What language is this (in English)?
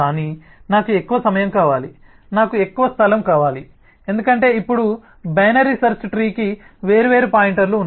Telugu